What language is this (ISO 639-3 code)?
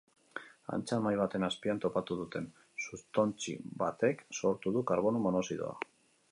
eus